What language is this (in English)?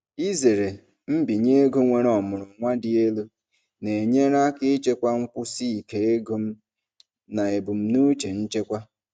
Igbo